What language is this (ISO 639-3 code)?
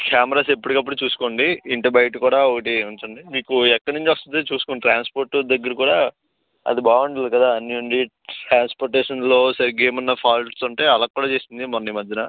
tel